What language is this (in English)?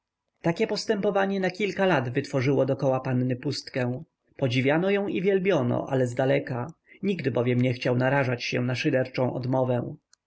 Polish